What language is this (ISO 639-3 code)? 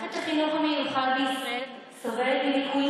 heb